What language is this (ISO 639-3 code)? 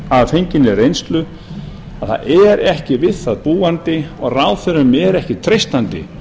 isl